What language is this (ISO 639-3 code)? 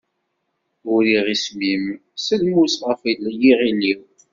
kab